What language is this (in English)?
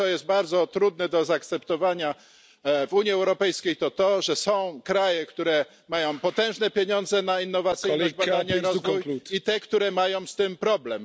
Polish